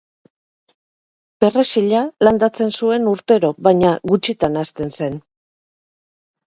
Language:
Basque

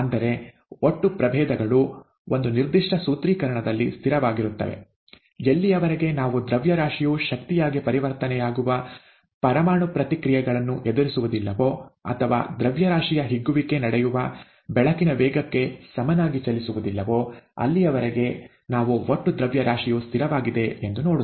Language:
Kannada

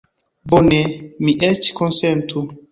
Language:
Esperanto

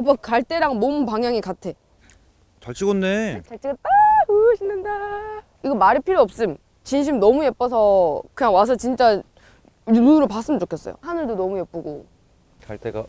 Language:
Korean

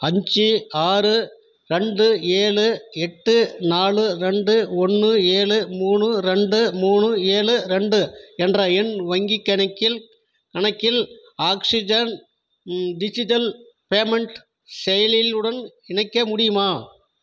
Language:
Tamil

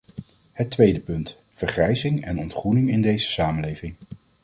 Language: Dutch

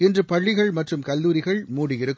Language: Tamil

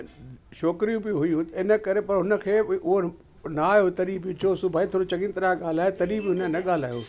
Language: Sindhi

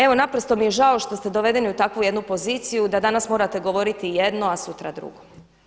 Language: Croatian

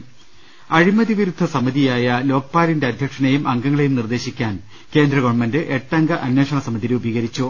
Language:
Malayalam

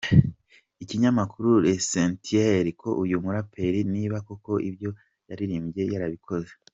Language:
Kinyarwanda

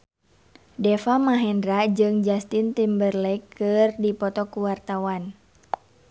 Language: Sundanese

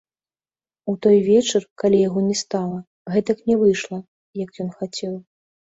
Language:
Belarusian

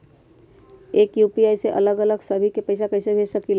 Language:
Magahi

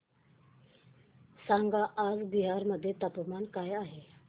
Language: Marathi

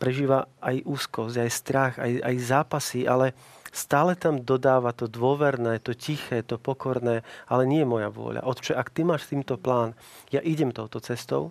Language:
Slovak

